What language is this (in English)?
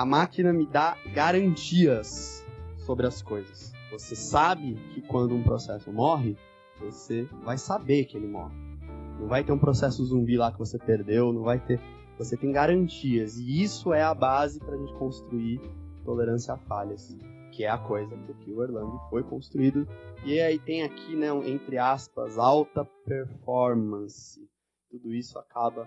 Portuguese